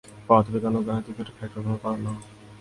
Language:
Bangla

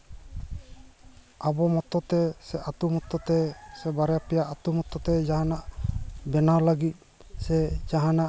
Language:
Santali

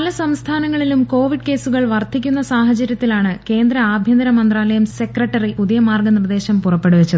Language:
Malayalam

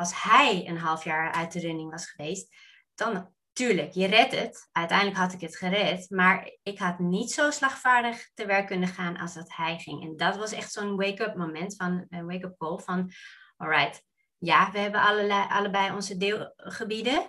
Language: Dutch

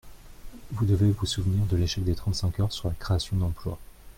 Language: French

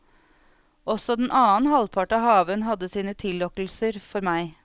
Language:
Norwegian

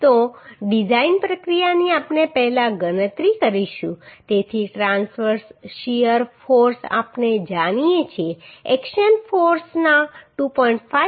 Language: Gujarati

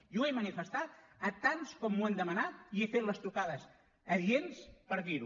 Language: Catalan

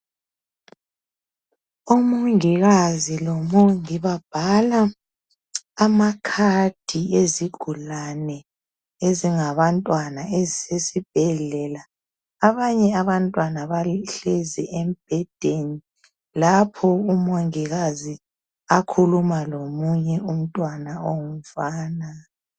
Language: North Ndebele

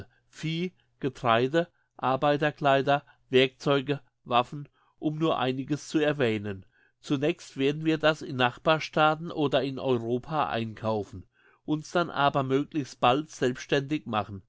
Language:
German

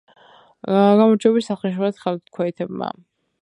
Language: Georgian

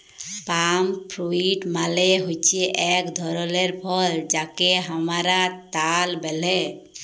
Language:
Bangla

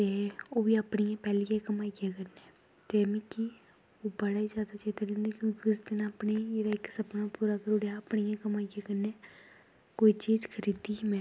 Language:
Dogri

